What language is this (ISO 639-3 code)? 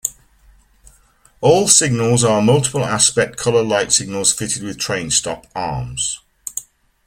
eng